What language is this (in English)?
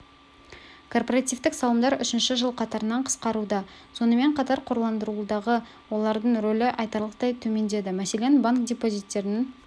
Kazakh